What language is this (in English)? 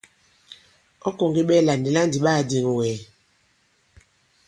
Bankon